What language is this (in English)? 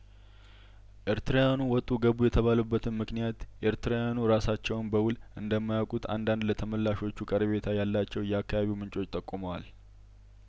Amharic